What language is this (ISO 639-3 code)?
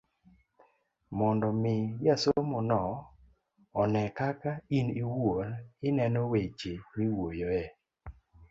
luo